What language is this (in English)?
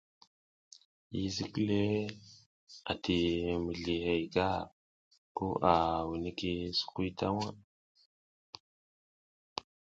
South Giziga